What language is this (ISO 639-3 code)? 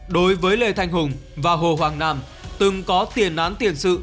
vie